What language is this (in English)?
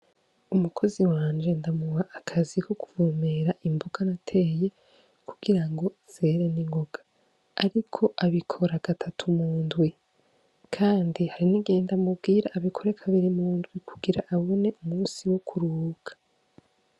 Rundi